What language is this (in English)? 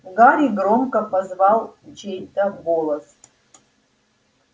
Russian